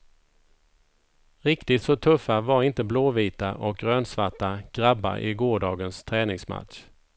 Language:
Swedish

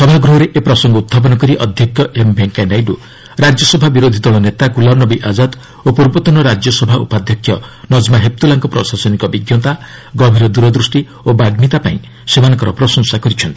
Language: Odia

